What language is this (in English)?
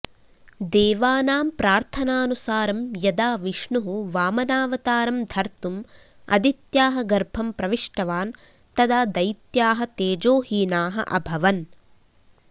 Sanskrit